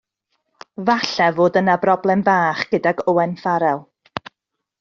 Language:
Welsh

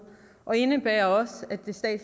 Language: Danish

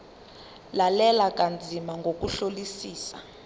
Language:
Zulu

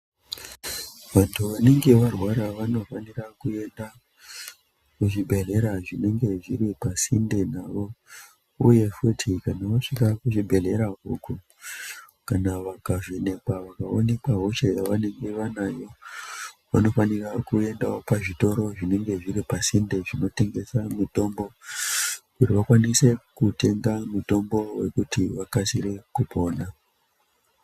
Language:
Ndau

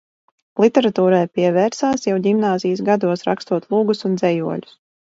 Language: Latvian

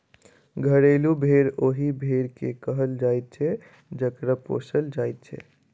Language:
Maithili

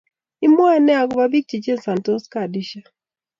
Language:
Kalenjin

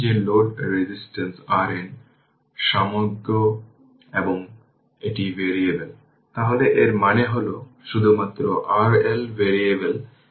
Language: Bangla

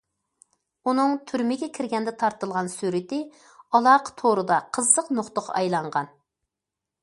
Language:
Uyghur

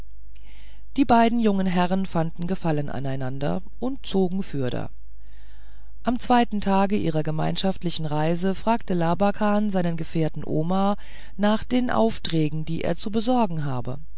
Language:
German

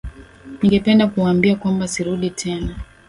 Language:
Swahili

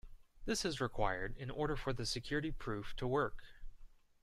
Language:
English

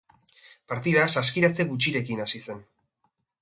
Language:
Basque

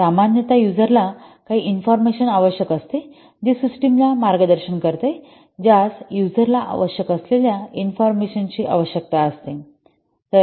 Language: Marathi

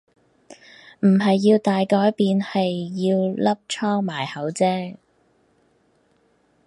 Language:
Cantonese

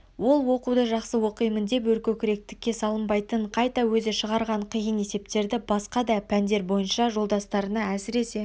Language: Kazakh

